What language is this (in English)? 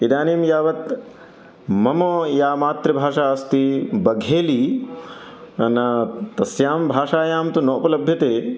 Sanskrit